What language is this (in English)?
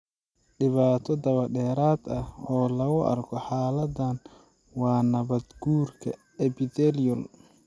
Somali